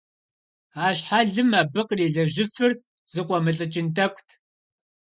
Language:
Kabardian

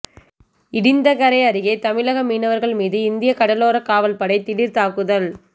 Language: Tamil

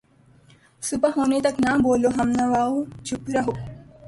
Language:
Urdu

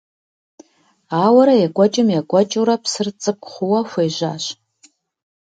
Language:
Kabardian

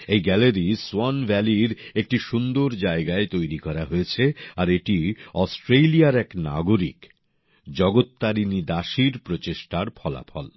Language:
Bangla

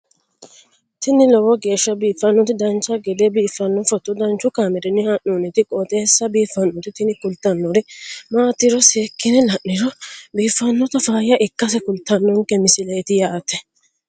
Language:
Sidamo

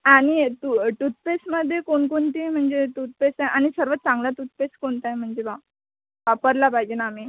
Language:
Marathi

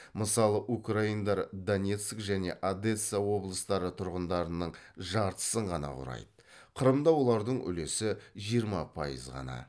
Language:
Kazakh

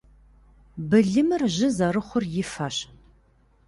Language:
Kabardian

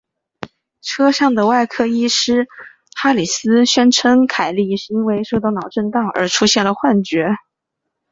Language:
Chinese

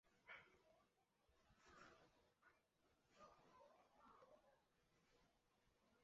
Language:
Chinese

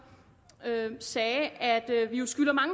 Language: Danish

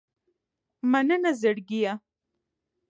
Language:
Pashto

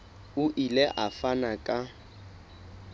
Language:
Southern Sotho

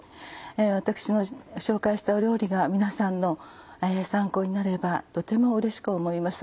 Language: Japanese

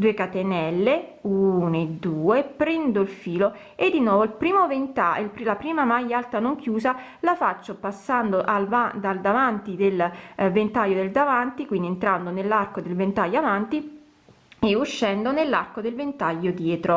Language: Italian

